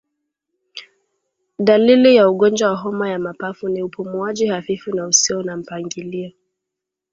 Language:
Swahili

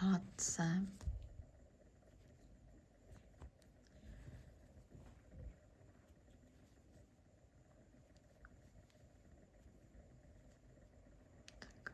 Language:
Czech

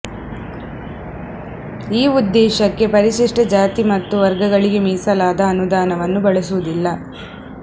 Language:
Kannada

